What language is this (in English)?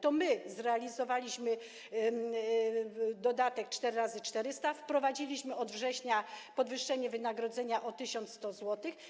Polish